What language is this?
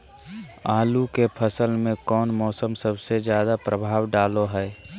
Magahi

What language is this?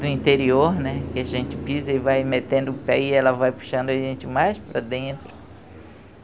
Portuguese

